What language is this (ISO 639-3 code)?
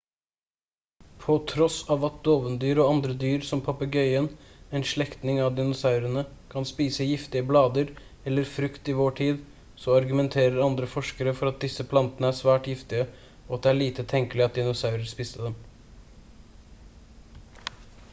nob